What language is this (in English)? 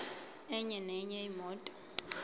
Zulu